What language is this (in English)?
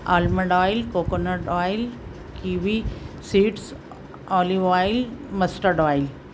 Urdu